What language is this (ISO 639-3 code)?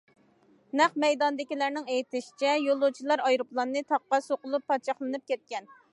uig